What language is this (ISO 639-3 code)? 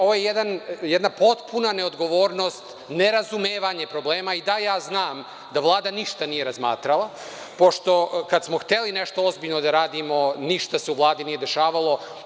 srp